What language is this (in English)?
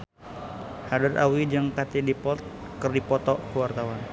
Sundanese